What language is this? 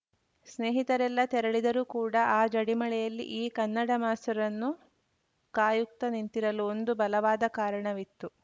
Kannada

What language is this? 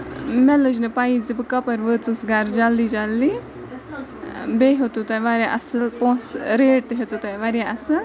Kashmiri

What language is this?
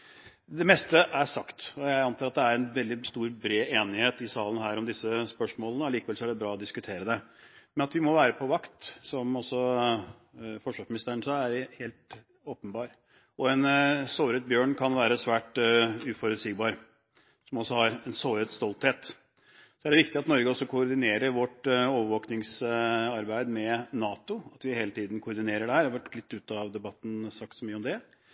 Norwegian Bokmål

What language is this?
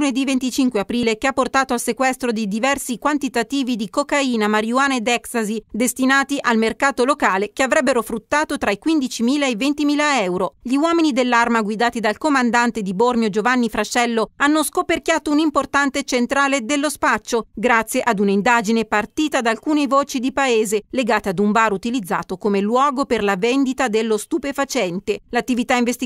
Italian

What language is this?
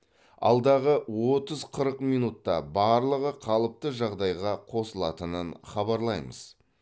Kazakh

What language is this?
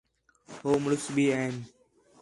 Khetrani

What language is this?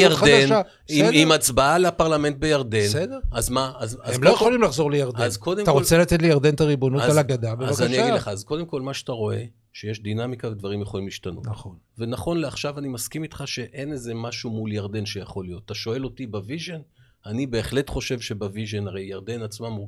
Hebrew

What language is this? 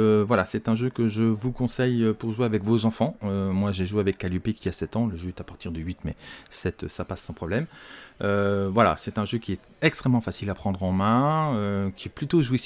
French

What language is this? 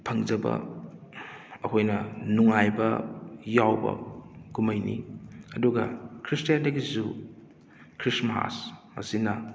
Manipuri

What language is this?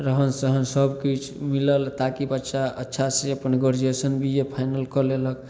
Maithili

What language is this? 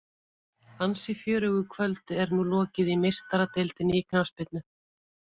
Icelandic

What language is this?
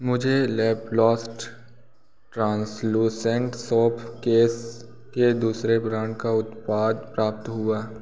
Hindi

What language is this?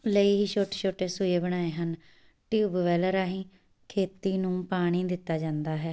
Punjabi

